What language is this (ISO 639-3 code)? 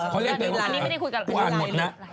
tha